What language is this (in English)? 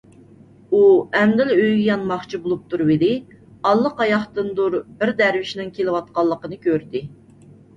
Uyghur